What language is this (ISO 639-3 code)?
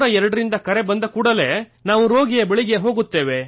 kan